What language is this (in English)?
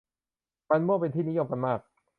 Thai